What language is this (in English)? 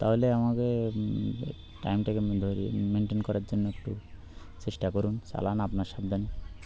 Bangla